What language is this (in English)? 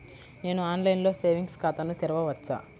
Telugu